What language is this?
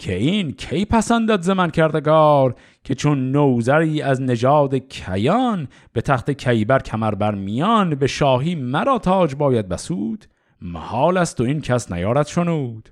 Persian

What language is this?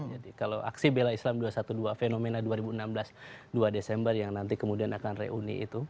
Indonesian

